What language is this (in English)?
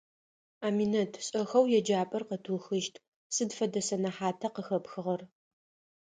Adyghe